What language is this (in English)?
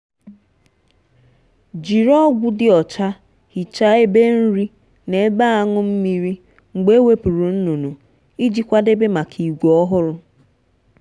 Igbo